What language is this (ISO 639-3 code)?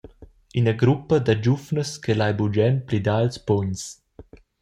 roh